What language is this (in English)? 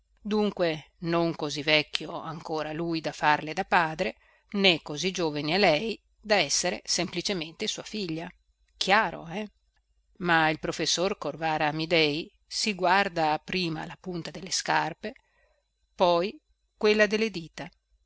Italian